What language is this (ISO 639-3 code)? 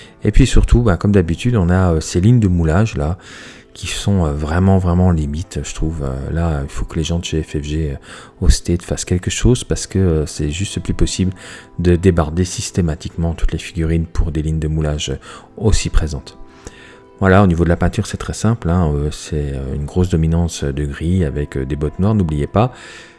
fra